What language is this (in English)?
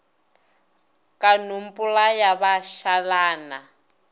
Northern Sotho